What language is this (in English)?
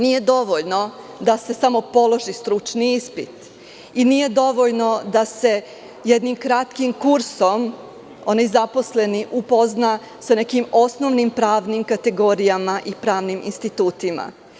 Serbian